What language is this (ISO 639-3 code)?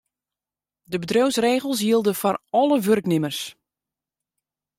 fry